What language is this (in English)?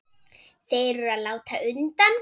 Icelandic